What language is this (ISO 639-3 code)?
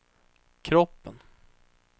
swe